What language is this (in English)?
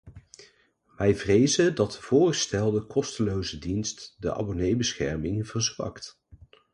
Dutch